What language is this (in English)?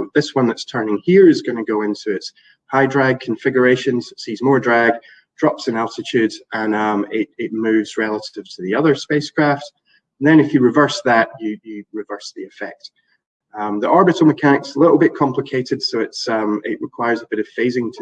English